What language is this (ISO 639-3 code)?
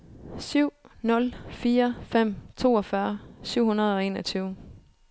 dan